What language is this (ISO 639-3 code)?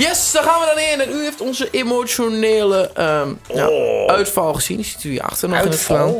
nld